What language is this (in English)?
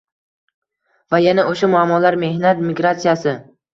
Uzbek